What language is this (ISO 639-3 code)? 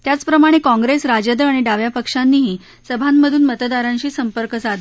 mar